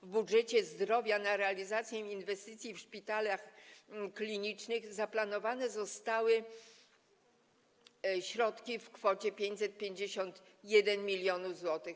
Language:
Polish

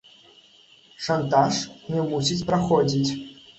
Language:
Belarusian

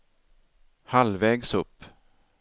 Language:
Swedish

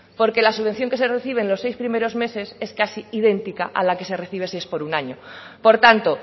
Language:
Spanish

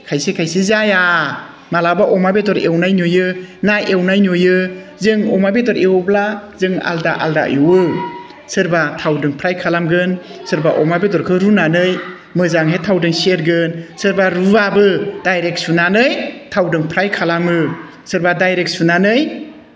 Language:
Bodo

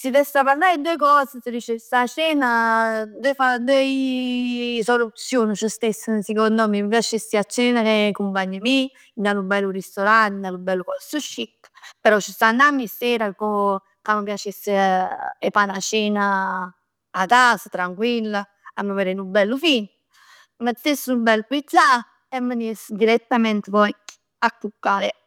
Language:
Neapolitan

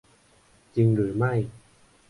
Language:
Thai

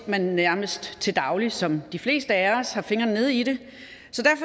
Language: Danish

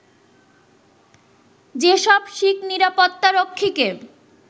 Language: Bangla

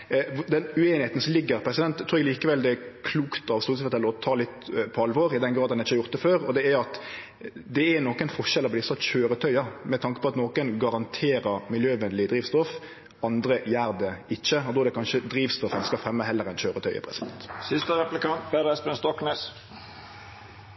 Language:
Norwegian Nynorsk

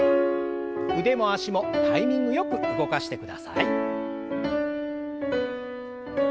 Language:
Japanese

